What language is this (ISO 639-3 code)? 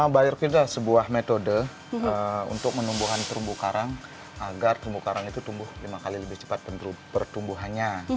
ind